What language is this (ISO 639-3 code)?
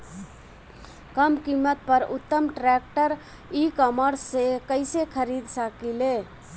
bho